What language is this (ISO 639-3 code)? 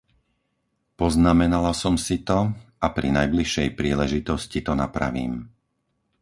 slk